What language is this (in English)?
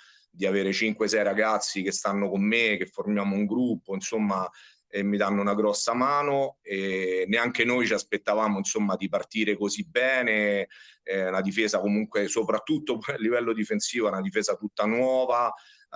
Italian